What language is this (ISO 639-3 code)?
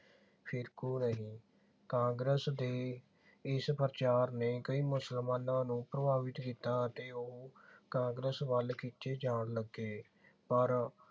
pan